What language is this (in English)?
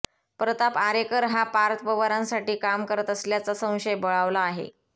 Marathi